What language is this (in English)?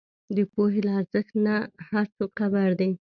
Pashto